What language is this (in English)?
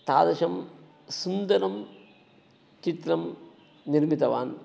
Sanskrit